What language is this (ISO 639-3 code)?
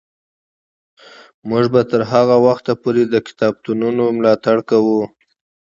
pus